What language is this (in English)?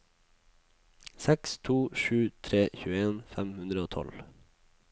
Norwegian